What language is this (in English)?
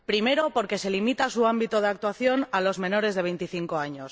Spanish